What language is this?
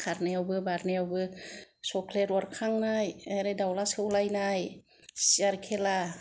Bodo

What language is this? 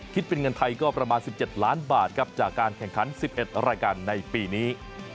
Thai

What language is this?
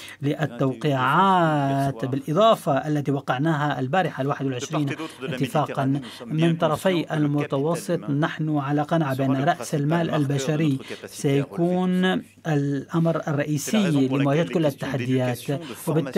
Arabic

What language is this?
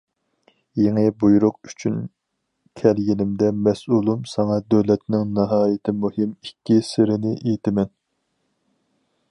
Uyghur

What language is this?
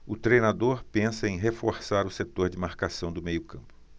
Portuguese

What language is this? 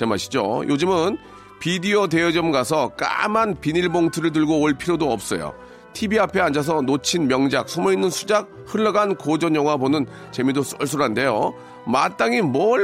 Korean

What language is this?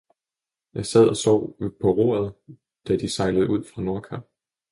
Danish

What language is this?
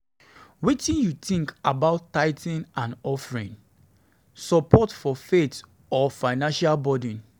Nigerian Pidgin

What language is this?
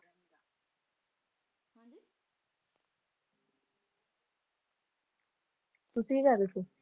Punjabi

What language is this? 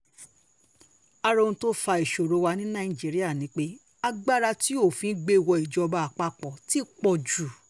Yoruba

